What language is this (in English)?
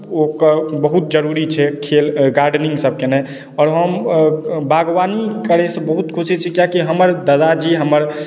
Maithili